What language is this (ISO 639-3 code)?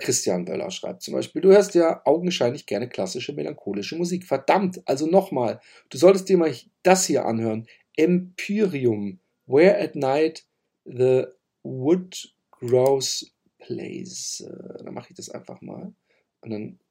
deu